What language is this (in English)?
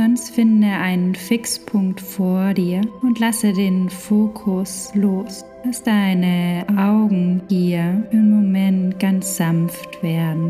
German